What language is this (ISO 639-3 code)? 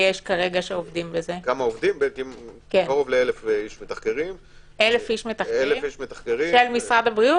heb